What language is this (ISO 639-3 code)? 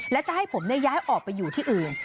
tha